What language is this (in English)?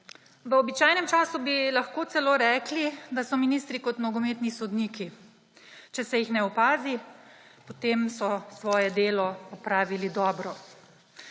Slovenian